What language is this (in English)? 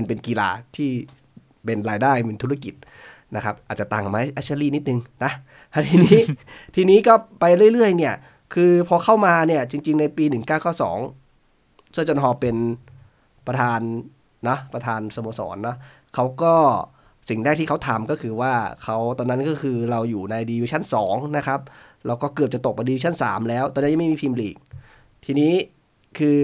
Thai